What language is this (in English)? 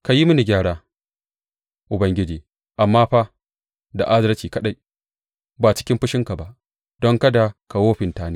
Hausa